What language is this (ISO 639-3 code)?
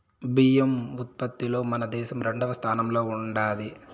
tel